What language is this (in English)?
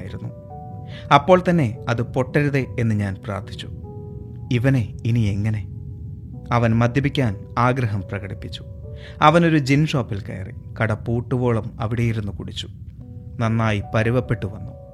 Malayalam